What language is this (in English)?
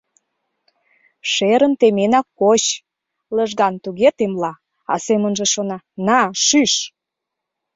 Mari